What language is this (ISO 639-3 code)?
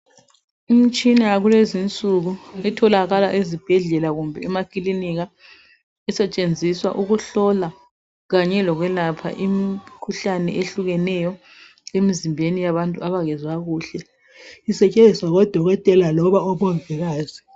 nde